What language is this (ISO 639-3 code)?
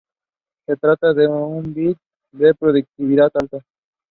eng